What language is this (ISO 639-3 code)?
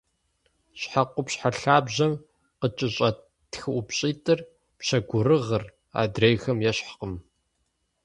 kbd